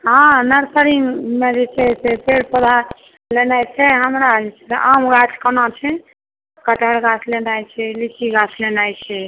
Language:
Maithili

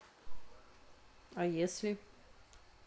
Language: Russian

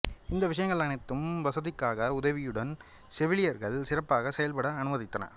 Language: Tamil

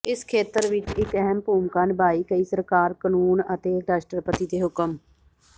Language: Punjabi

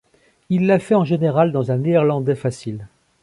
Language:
French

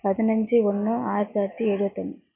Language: Tamil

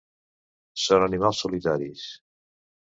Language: Catalan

